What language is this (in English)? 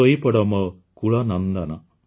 Odia